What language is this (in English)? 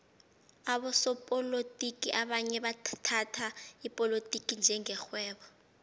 South Ndebele